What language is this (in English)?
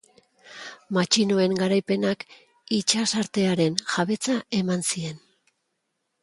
Basque